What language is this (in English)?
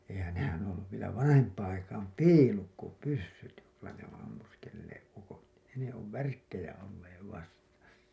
Finnish